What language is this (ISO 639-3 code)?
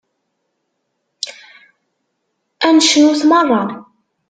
kab